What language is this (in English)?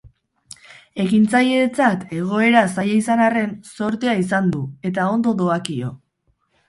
Basque